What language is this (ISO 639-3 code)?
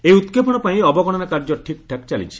ori